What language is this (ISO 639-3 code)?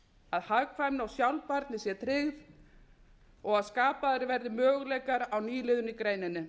isl